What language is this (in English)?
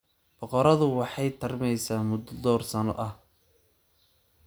Somali